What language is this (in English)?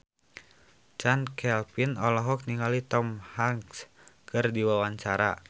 Sundanese